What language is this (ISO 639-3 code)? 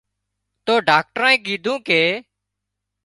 kxp